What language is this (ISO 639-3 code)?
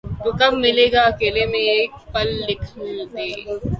urd